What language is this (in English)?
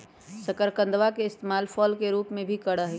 Magahi